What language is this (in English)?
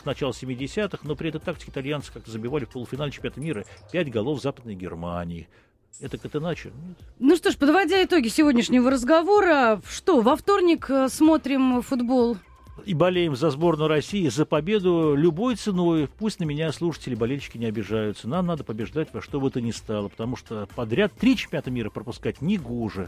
Russian